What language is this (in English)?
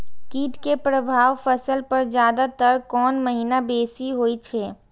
Maithili